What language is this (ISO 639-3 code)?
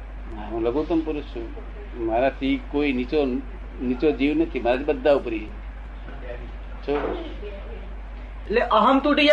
guj